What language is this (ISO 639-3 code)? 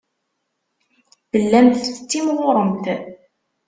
kab